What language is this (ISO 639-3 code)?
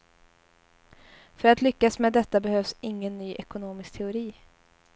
swe